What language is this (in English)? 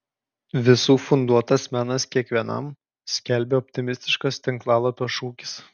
Lithuanian